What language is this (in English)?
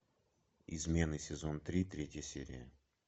Russian